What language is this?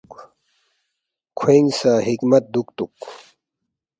Balti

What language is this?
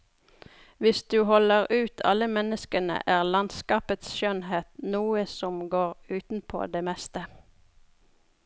Norwegian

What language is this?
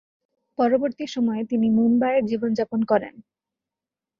Bangla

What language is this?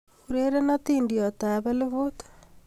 Kalenjin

